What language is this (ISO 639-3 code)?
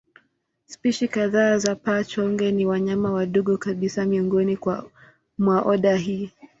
swa